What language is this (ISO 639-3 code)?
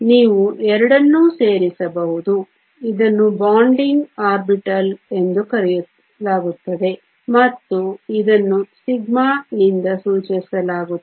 kan